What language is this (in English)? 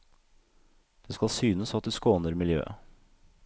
Norwegian